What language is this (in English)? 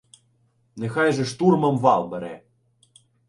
Ukrainian